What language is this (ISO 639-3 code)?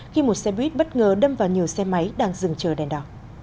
vie